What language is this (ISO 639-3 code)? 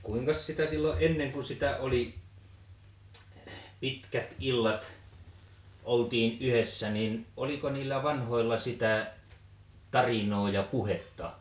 fin